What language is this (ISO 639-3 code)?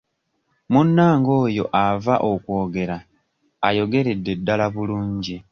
lug